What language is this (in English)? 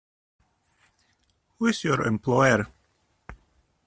English